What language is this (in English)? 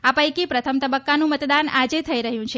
Gujarati